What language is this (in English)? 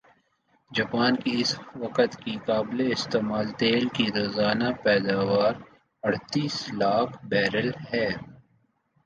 Urdu